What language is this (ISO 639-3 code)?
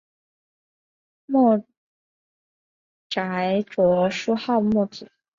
zho